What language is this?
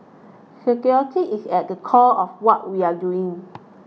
English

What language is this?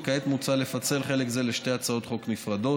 Hebrew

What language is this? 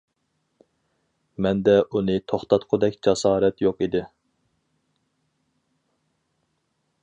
Uyghur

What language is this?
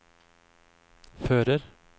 Norwegian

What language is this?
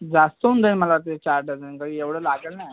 Marathi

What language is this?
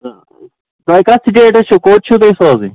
Kashmiri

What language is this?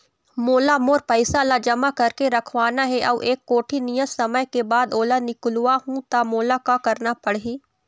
Chhattisgarhi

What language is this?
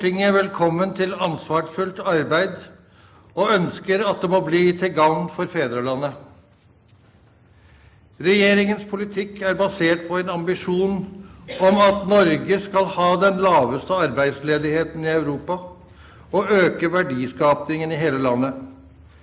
Norwegian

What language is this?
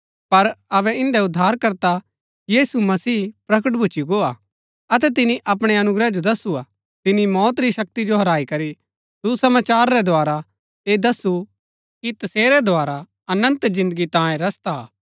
Gaddi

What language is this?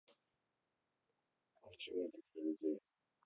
Russian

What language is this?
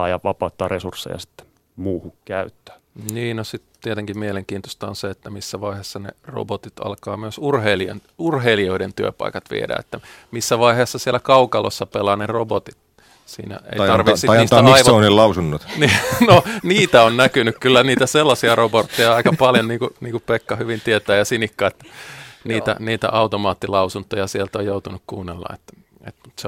Finnish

